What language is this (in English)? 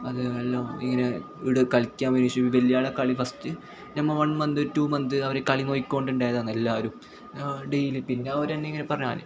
Malayalam